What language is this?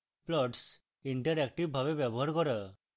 Bangla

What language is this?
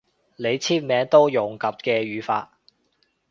Cantonese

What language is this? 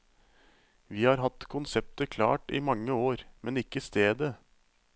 Norwegian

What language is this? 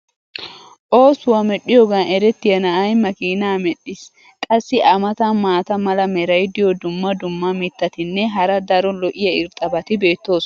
Wolaytta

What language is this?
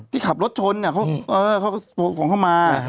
Thai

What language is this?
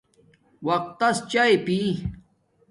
Domaaki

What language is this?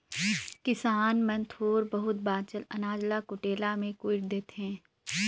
Chhattisgarhi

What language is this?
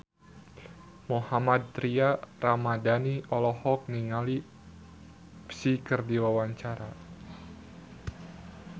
Sundanese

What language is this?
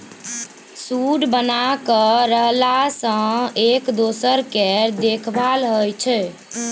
Maithili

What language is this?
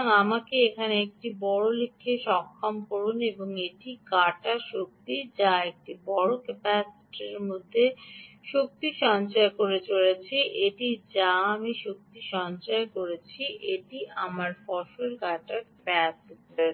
Bangla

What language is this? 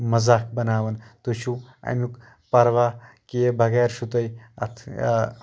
Kashmiri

